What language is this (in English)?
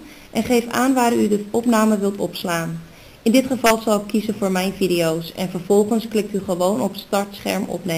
Dutch